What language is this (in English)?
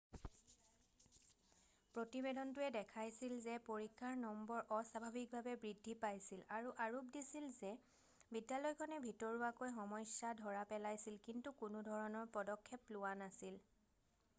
Assamese